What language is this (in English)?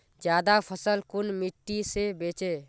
Magahi